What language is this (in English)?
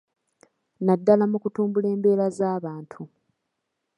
Ganda